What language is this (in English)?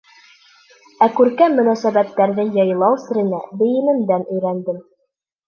Bashkir